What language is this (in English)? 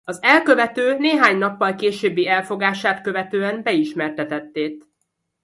Hungarian